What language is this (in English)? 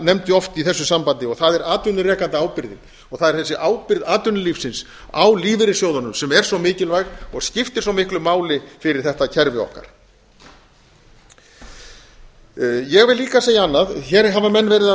Icelandic